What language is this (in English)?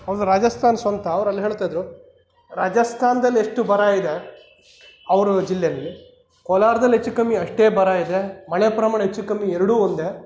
Kannada